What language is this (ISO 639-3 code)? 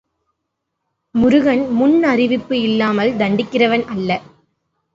tam